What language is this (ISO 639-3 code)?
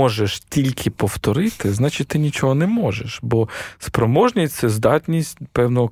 ukr